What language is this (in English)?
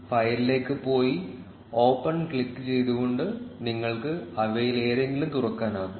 Malayalam